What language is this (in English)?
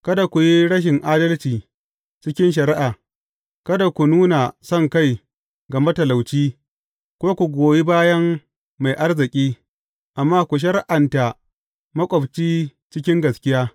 Hausa